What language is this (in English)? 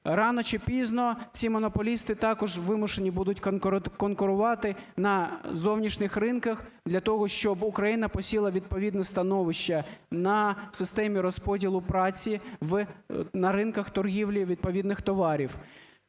Ukrainian